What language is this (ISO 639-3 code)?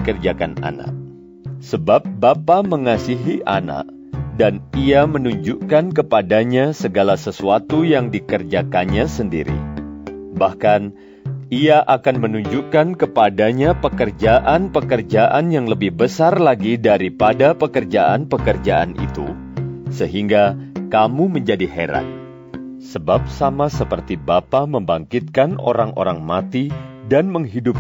ind